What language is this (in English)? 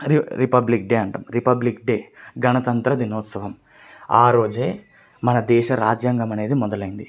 Telugu